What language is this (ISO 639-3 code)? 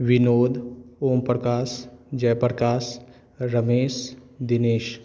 mai